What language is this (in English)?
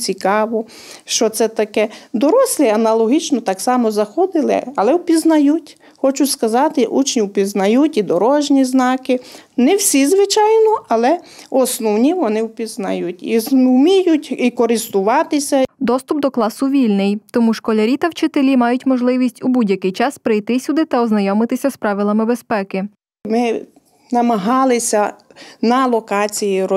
Ukrainian